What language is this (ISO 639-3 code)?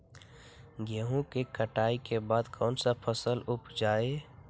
mag